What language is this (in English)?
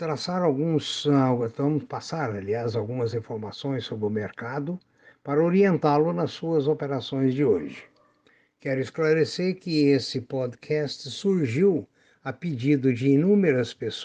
Portuguese